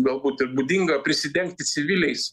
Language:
Lithuanian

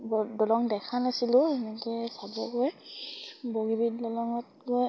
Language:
Assamese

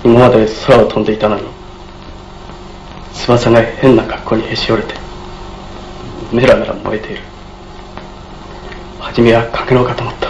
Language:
Japanese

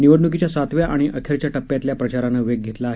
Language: Marathi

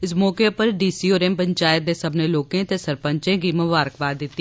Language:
Dogri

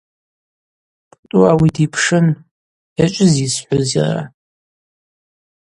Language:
Abaza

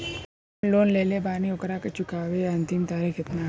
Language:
Bhojpuri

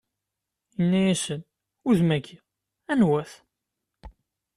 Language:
Kabyle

